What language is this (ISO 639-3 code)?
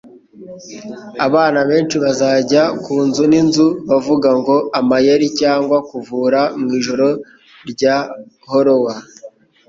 kin